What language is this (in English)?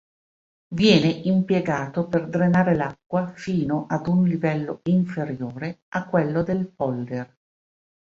Italian